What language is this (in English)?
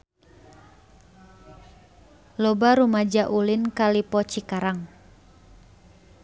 Sundanese